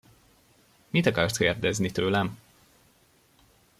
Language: Hungarian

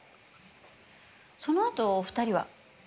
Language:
Japanese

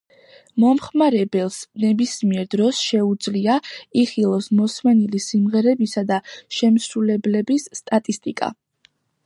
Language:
Georgian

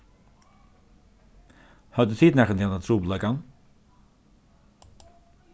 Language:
Faroese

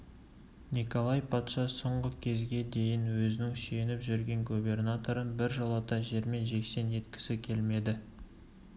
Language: Kazakh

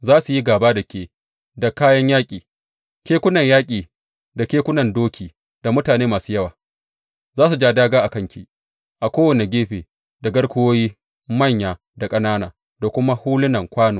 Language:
Hausa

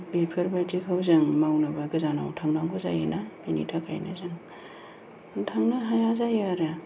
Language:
Bodo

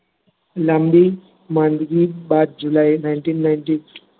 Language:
Gujarati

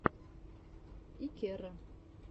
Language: Russian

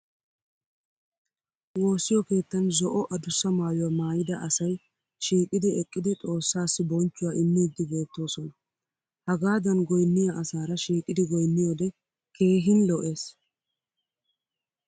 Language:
Wolaytta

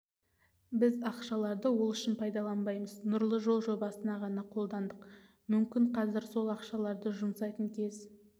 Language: Kazakh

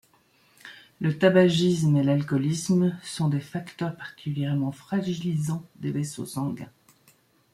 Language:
French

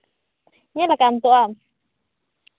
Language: Santali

